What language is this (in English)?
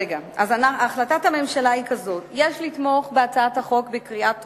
Hebrew